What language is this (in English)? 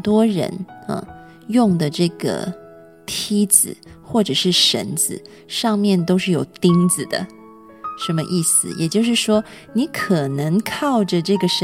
Chinese